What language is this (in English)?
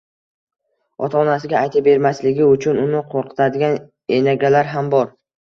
Uzbek